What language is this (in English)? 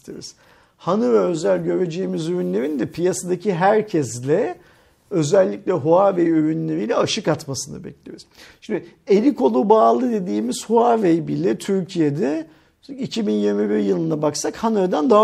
Turkish